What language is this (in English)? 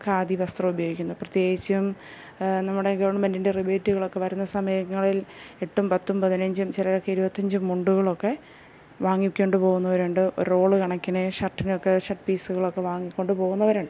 Malayalam